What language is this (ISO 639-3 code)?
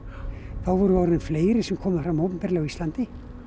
isl